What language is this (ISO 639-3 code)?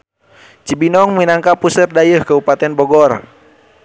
sun